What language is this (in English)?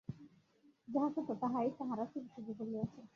Bangla